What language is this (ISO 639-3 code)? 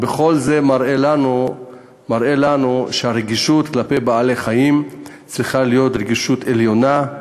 heb